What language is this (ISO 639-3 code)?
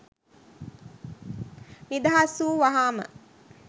sin